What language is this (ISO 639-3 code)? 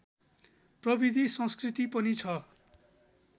nep